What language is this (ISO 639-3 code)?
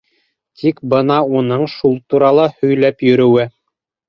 bak